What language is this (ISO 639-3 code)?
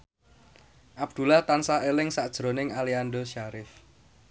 jav